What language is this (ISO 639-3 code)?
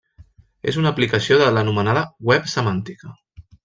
cat